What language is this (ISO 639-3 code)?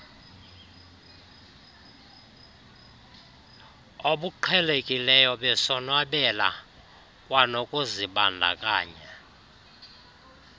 xho